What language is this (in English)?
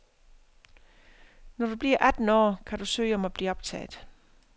Danish